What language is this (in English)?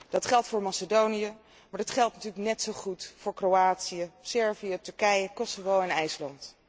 Dutch